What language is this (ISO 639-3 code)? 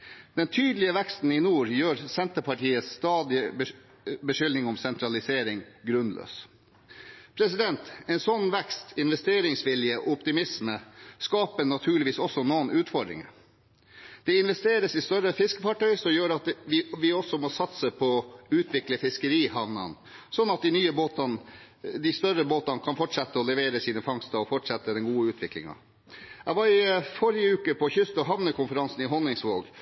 nob